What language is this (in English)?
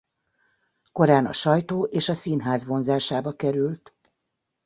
Hungarian